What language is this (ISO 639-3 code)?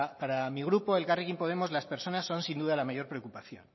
spa